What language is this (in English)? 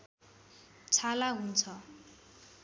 Nepali